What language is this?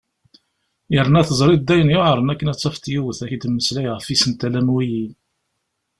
Kabyle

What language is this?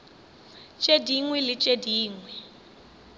Northern Sotho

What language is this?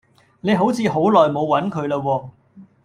Cantonese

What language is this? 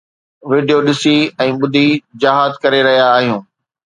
Sindhi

